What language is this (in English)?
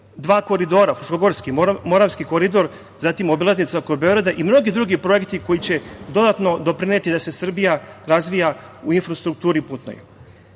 Serbian